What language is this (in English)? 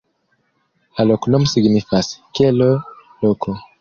Esperanto